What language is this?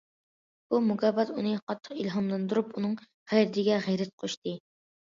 Uyghur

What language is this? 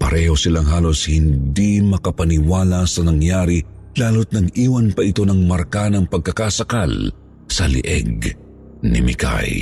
Filipino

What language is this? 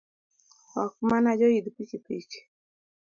Luo (Kenya and Tanzania)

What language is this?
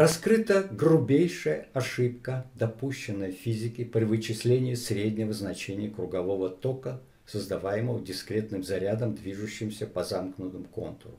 Russian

